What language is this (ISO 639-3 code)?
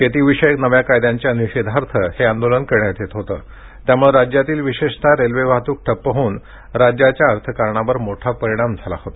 mar